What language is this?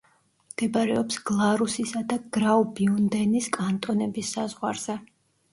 Georgian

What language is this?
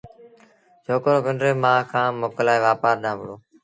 Sindhi Bhil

